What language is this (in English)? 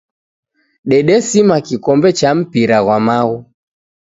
Taita